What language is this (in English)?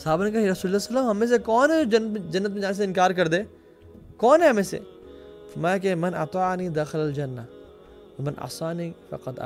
Urdu